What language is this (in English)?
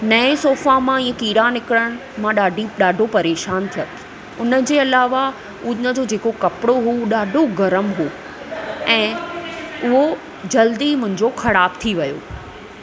Sindhi